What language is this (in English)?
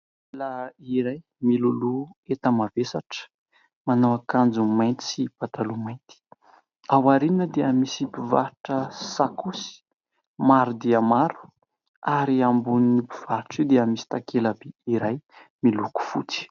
Malagasy